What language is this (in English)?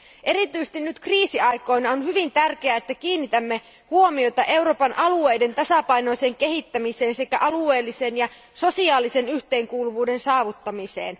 Finnish